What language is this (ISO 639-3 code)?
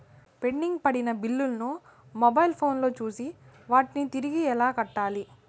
tel